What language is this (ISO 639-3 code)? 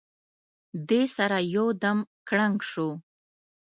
pus